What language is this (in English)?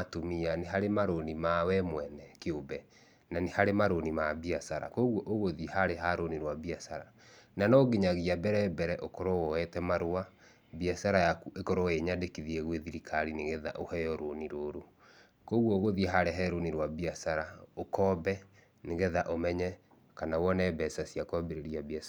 Kikuyu